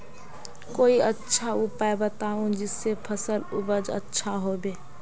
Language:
Magahi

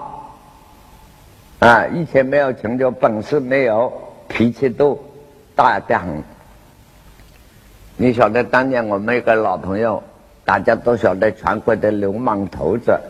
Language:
Chinese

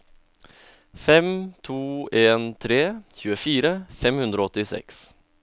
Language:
Norwegian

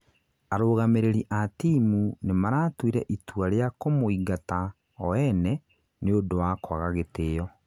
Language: Kikuyu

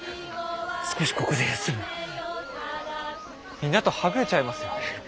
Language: Japanese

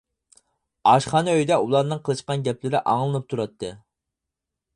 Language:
Uyghur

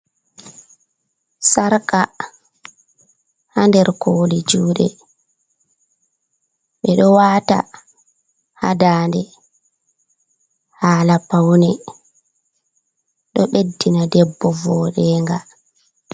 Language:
Fula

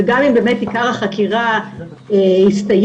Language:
Hebrew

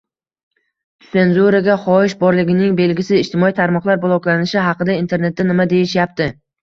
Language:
Uzbek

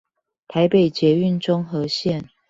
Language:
Chinese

